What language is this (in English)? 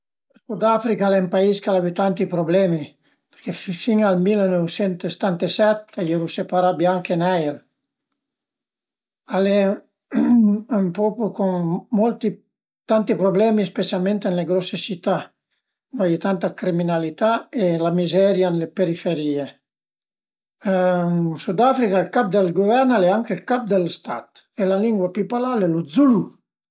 Piedmontese